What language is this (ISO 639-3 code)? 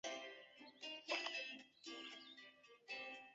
zho